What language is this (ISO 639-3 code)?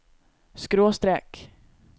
nor